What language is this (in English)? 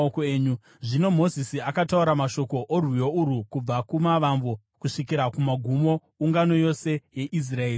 Shona